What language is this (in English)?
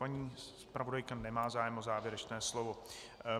Czech